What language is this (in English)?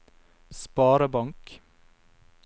Norwegian